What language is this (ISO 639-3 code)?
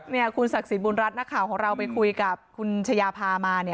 tha